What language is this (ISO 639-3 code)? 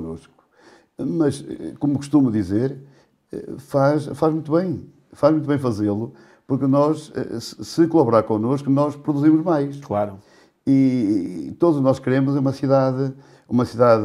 por